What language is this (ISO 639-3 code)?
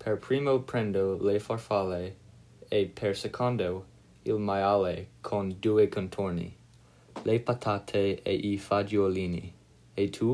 ita